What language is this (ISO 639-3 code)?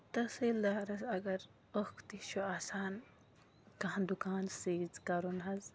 kas